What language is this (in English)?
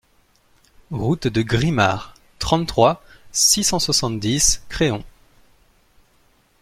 French